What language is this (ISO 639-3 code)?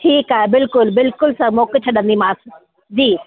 snd